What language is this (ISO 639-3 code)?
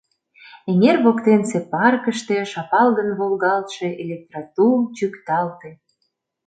chm